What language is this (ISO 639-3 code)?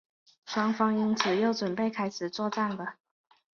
zho